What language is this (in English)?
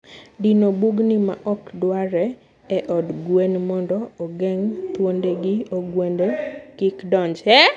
Luo (Kenya and Tanzania)